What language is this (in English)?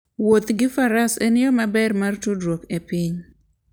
Luo (Kenya and Tanzania)